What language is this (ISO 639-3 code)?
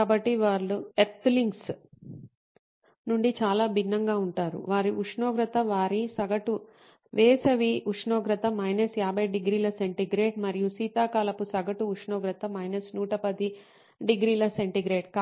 tel